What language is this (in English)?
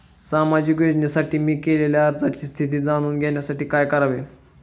Marathi